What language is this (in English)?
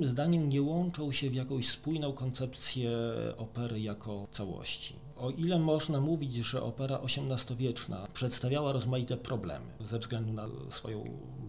Polish